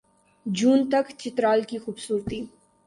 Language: Urdu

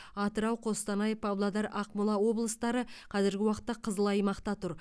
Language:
Kazakh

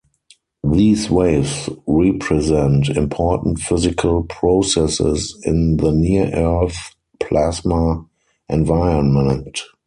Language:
English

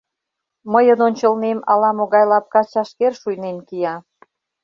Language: Mari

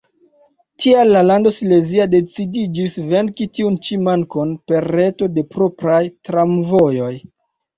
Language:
Esperanto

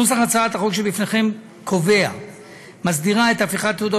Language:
Hebrew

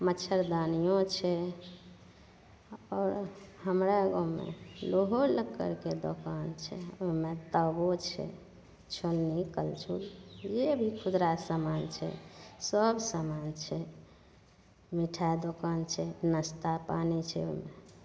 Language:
Maithili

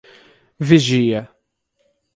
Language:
Portuguese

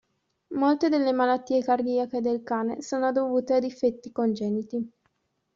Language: Italian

